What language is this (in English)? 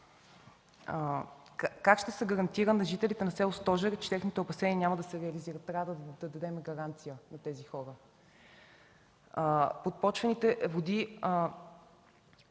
Bulgarian